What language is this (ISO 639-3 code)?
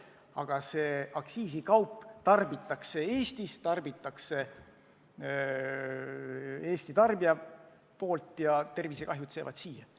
est